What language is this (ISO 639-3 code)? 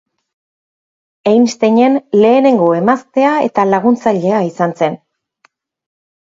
eus